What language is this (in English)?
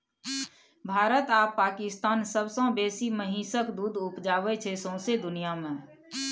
Maithili